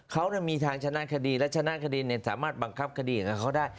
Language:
Thai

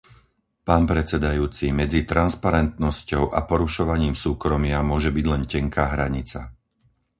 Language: Slovak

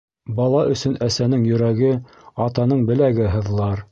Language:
Bashkir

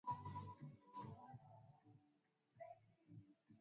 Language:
Swahili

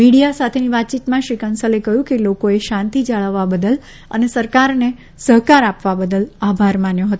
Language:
Gujarati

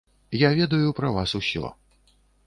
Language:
Belarusian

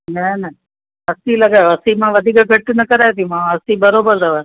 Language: Sindhi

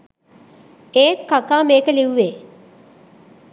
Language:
Sinhala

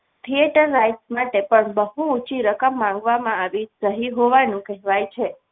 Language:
Gujarati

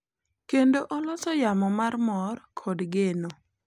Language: Luo (Kenya and Tanzania)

